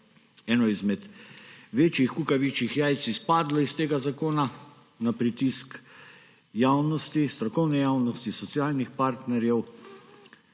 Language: Slovenian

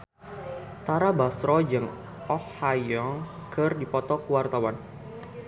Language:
Sundanese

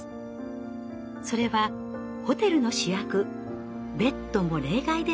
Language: Japanese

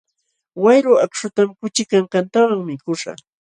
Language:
Jauja Wanca Quechua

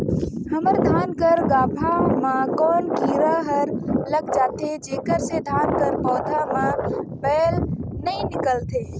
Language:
Chhattisgarhi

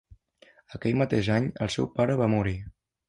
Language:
Catalan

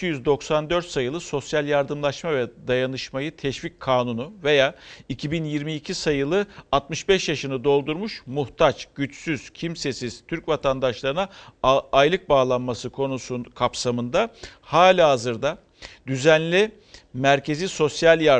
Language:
Turkish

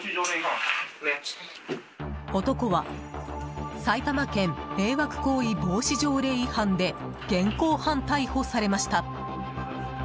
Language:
Japanese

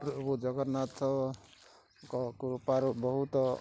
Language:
Odia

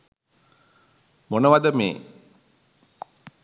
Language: Sinhala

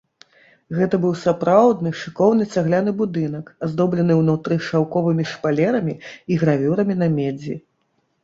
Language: Belarusian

